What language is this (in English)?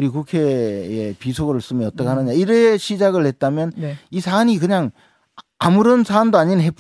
Korean